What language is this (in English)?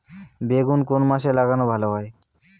Bangla